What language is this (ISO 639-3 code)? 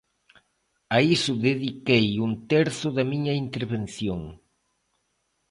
glg